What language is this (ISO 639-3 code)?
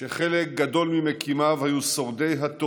heb